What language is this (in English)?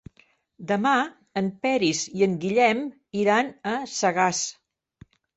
Catalan